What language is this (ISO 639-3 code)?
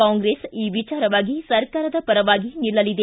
kan